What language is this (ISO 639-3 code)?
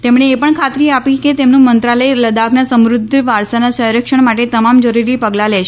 guj